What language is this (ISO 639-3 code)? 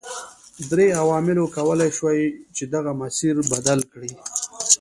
pus